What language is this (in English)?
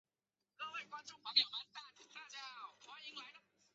Chinese